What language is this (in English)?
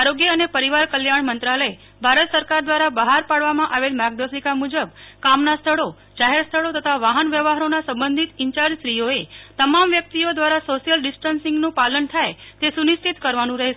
Gujarati